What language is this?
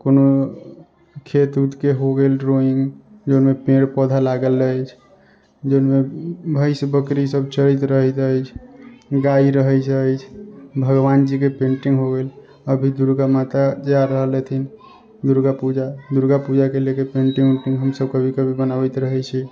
Maithili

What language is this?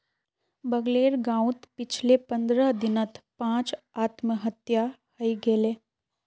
Magahi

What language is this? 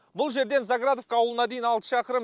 Kazakh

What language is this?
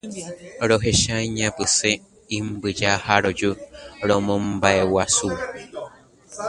Guarani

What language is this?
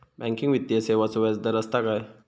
Marathi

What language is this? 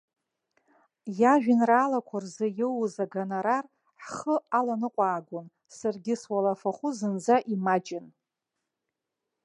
Abkhazian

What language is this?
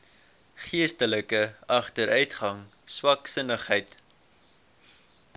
Afrikaans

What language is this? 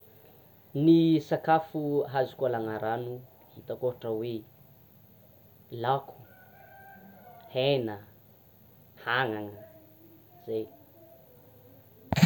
Tsimihety Malagasy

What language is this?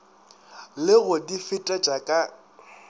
Northern Sotho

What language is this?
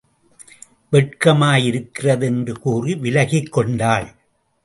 Tamil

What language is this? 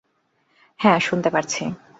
Bangla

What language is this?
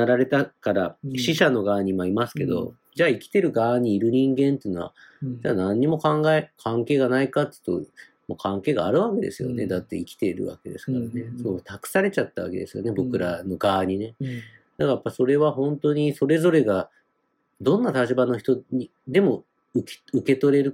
Japanese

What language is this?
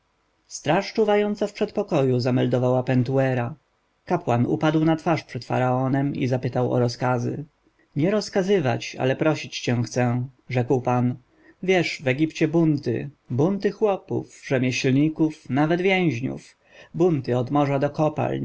Polish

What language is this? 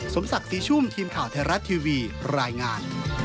Thai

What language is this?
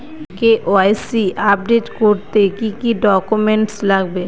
Bangla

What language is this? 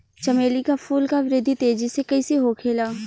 Bhojpuri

